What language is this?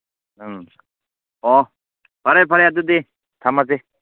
Manipuri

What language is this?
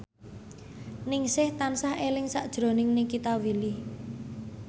Javanese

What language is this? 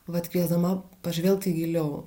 Lithuanian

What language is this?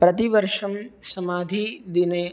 Sanskrit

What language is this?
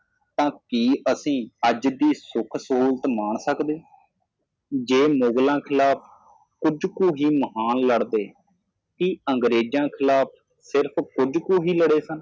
Punjabi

